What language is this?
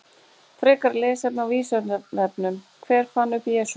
Icelandic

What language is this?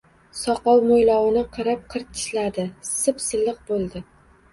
Uzbek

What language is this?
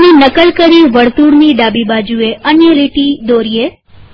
Gujarati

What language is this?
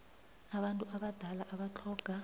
South Ndebele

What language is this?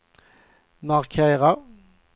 Swedish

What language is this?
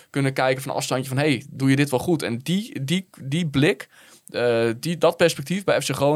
Dutch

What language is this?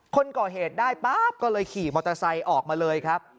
Thai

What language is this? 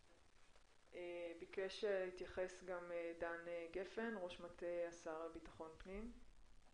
Hebrew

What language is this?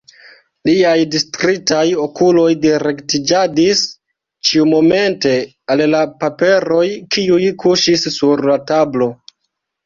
Esperanto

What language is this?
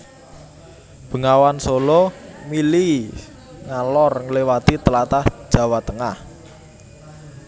Javanese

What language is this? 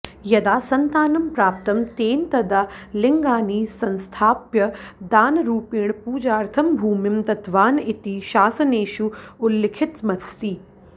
Sanskrit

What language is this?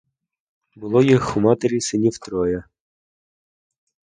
Ukrainian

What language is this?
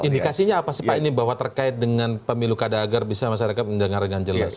Indonesian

